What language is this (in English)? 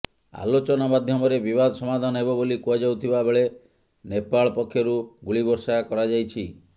Odia